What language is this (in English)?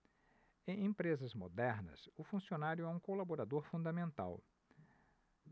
Portuguese